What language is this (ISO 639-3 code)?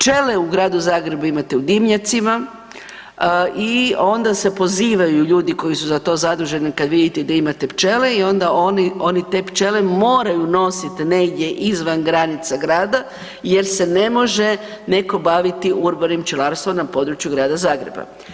hrv